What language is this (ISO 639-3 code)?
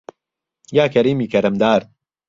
ckb